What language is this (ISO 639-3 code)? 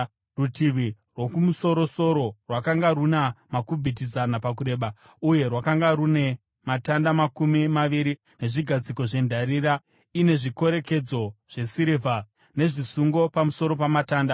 sna